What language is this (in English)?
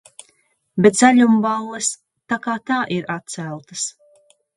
Latvian